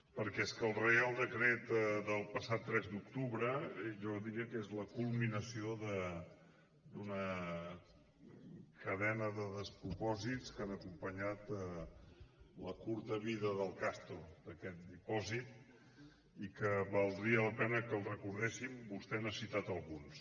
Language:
Catalan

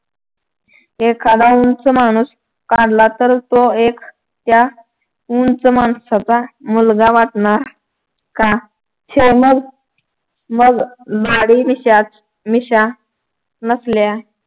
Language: Marathi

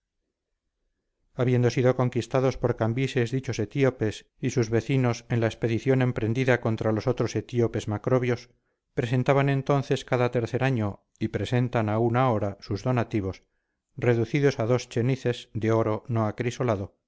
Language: Spanish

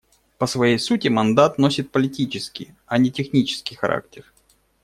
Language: Russian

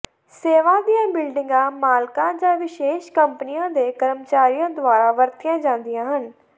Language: Punjabi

